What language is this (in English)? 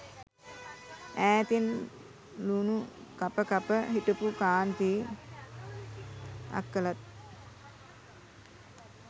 Sinhala